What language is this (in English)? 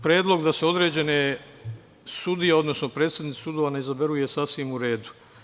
Serbian